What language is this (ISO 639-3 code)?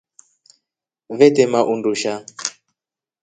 rof